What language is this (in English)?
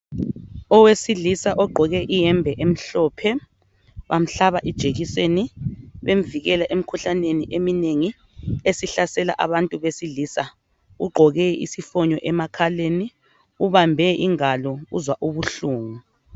North Ndebele